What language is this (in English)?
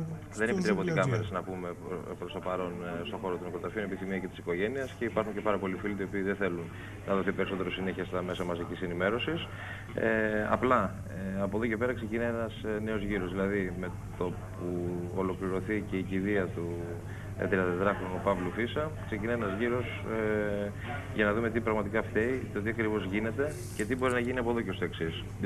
Greek